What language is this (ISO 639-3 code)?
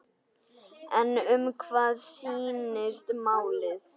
isl